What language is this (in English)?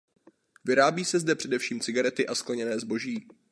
Czech